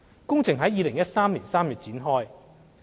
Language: Cantonese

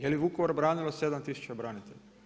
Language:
Croatian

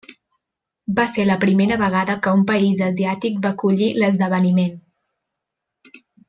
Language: Catalan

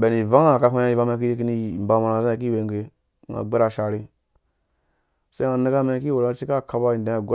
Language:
Dũya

